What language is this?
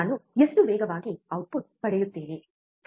Kannada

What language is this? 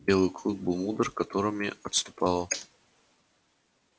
Russian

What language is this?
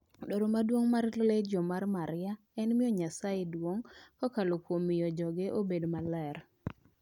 Luo (Kenya and Tanzania)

